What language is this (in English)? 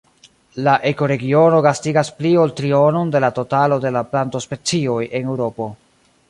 Esperanto